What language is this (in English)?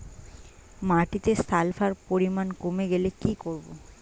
Bangla